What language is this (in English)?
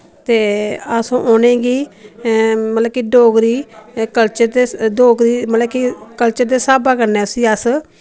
Dogri